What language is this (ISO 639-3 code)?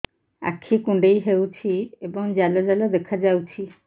ori